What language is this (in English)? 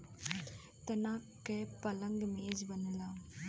Bhojpuri